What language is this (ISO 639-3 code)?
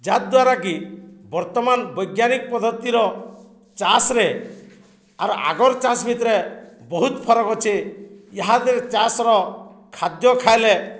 ori